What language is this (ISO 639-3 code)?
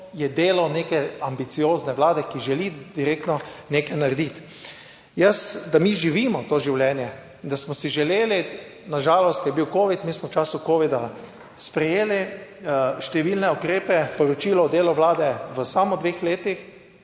slv